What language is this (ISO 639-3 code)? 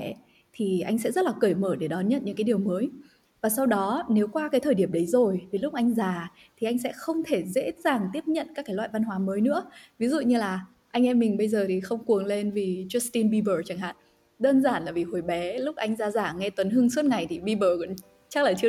vie